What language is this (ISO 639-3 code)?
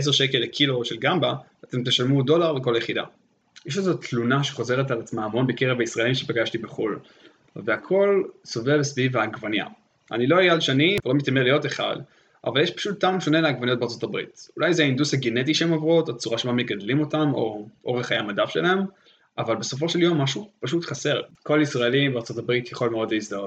heb